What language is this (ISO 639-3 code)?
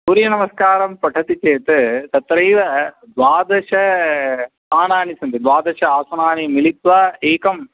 san